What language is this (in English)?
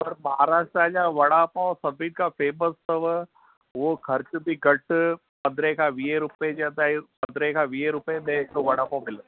Sindhi